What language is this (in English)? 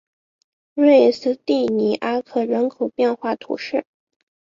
Chinese